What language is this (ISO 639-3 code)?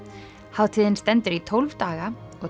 isl